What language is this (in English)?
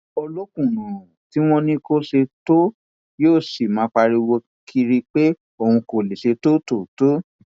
Yoruba